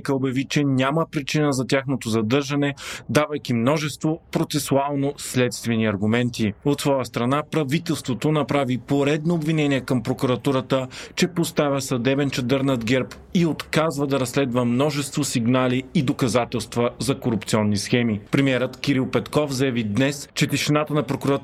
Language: Bulgarian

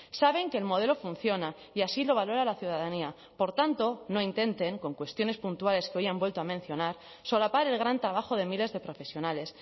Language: Spanish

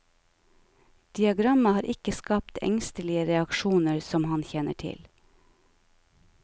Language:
Norwegian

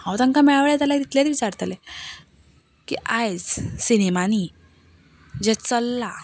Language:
Konkani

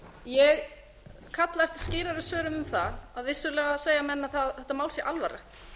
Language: Icelandic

